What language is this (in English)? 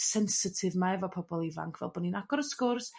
Welsh